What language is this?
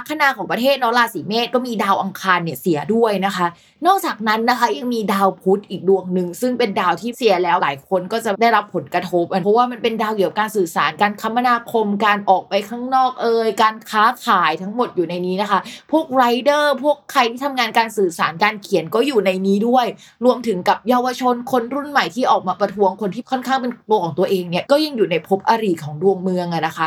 Thai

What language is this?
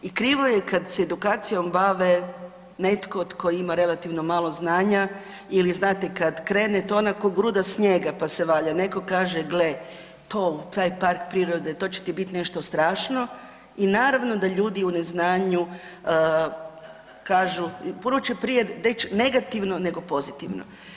Croatian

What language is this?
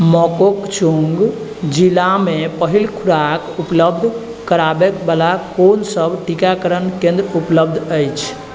Maithili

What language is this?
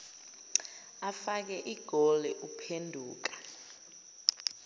Zulu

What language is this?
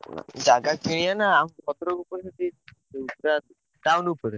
Odia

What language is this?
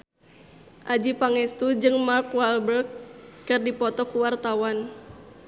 Sundanese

